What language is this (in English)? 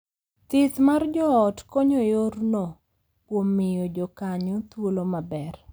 Luo (Kenya and Tanzania)